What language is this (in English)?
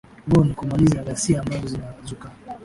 Swahili